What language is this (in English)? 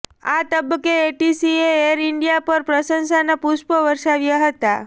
Gujarati